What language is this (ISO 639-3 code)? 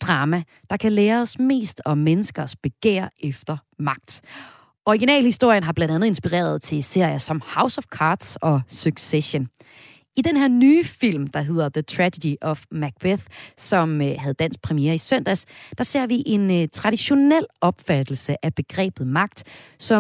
dan